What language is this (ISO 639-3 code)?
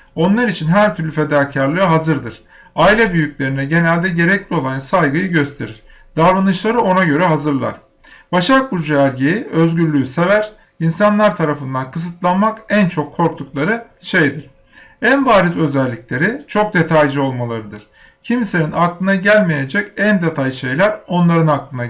tur